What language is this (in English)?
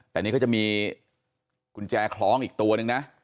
Thai